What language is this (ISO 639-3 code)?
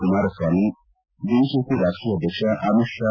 kan